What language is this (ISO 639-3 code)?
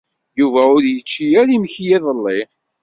kab